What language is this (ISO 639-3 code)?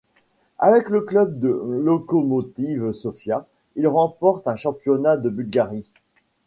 fra